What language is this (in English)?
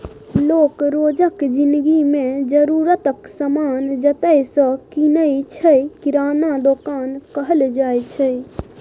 Maithili